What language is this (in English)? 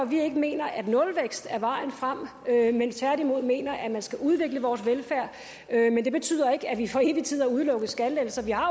Danish